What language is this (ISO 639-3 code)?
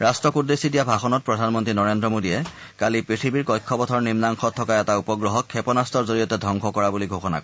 asm